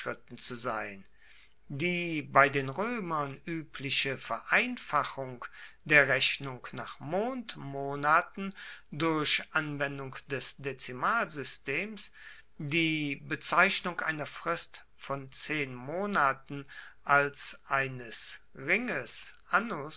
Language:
German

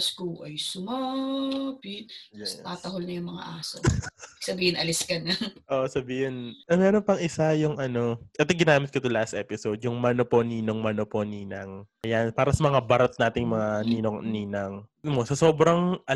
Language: Filipino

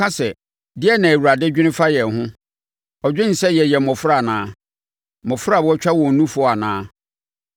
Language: Akan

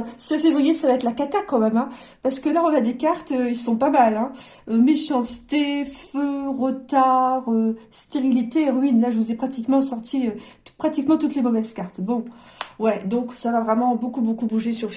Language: French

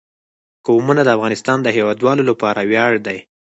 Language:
Pashto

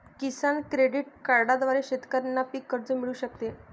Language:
Marathi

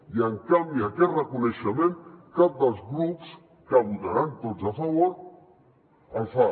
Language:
Catalan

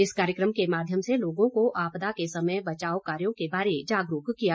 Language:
Hindi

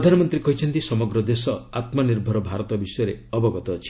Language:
Odia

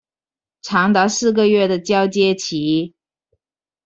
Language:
Chinese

